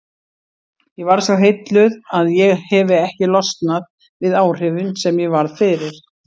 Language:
Icelandic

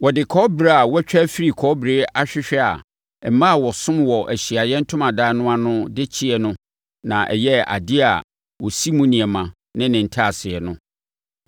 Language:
Akan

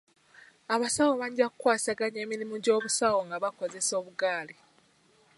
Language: Ganda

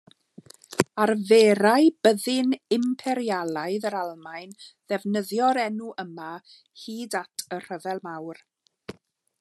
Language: Welsh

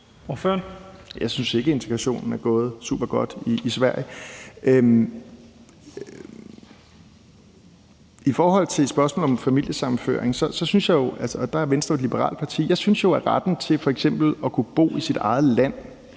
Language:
Danish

